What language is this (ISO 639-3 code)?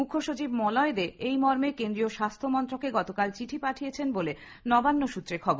ben